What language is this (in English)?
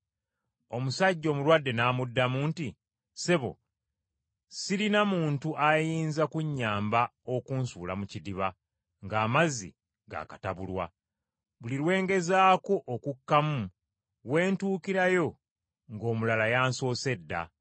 Ganda